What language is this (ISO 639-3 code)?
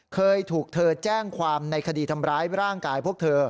tha